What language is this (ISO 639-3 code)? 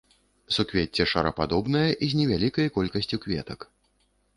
bel